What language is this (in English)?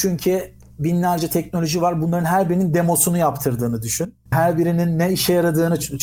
Turkish